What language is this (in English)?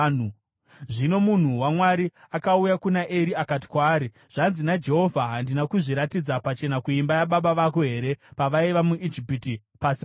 Shona